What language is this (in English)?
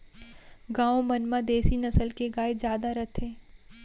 Chhattisgarhi